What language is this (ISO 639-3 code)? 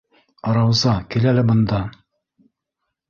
bak